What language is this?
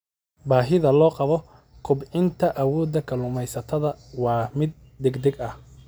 Somali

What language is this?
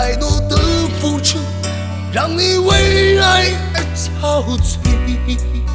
Chinese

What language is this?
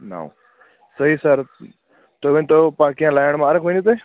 Kashmiri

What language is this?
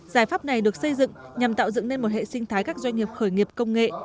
Vietnamese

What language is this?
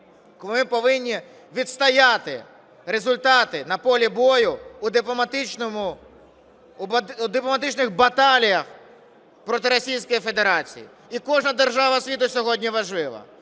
Ukrainian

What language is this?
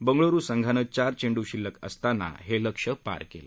Marathi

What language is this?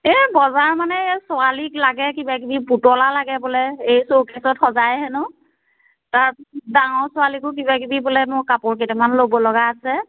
Assamese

